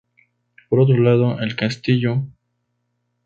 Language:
Spanish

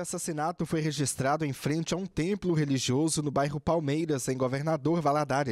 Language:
Portuguese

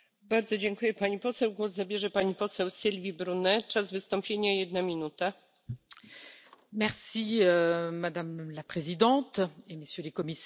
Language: French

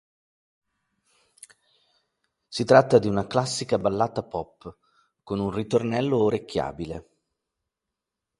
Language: Italian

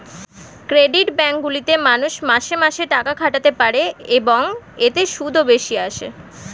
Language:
Bangla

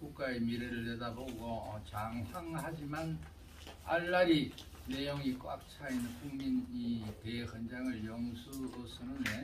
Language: Korean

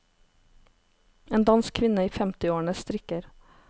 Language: Norwegian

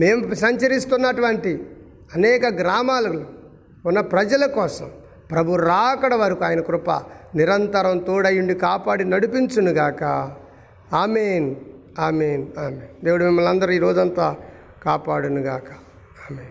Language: Telugu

